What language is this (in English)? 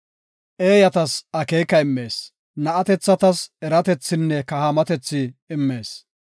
Gofa